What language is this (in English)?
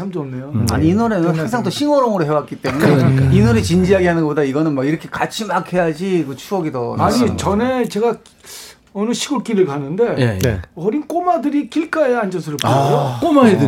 Korean